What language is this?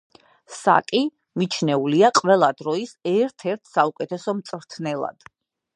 Georgian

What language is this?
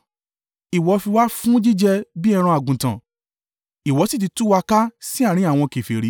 Yoruba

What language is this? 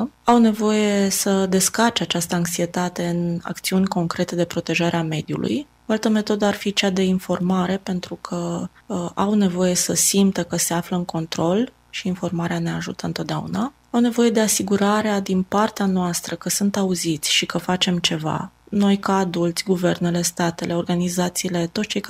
Romanian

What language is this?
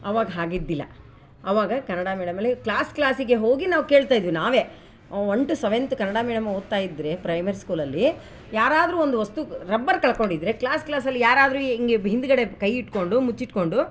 Kannada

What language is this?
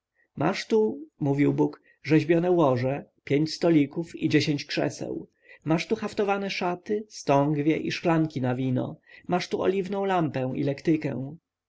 Polish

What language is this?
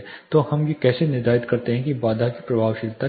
Hindi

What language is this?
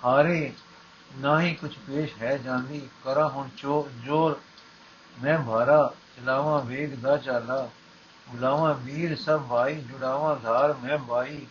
Punjabi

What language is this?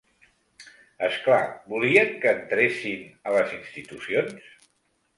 Catalan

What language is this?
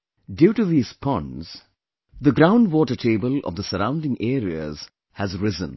English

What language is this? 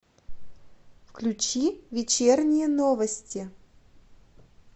Russian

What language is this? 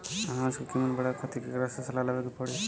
Bhojpuri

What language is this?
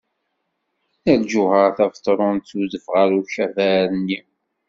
Kabyle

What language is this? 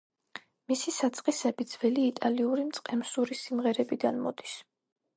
Georgian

